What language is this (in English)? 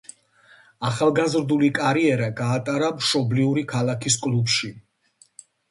Georgian